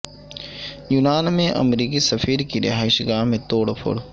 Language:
Urdu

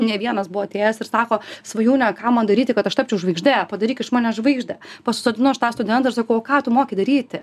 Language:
Lithuanian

